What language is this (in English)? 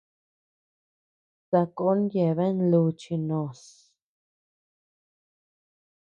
Tepeuxila Cuicatec